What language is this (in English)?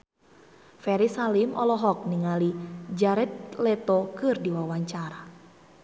Sundanese